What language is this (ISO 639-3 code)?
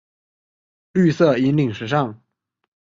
zho